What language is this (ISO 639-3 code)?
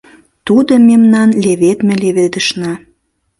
chm